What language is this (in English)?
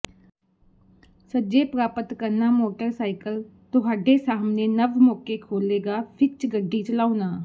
Punjabi